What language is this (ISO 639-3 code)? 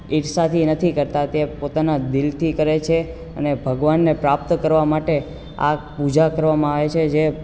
guj